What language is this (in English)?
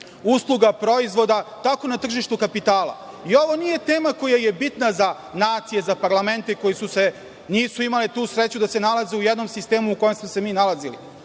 Serbian